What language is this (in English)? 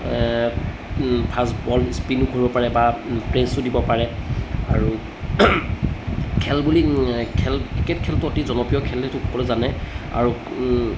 Assamese